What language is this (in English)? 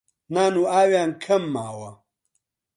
Central Kurdish